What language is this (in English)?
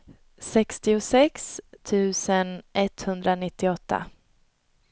Swedish